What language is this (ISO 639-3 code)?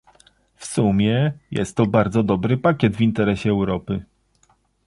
pol